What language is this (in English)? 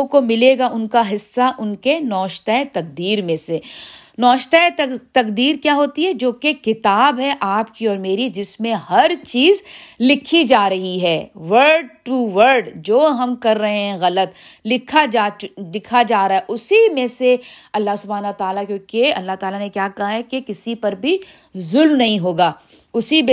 Urdu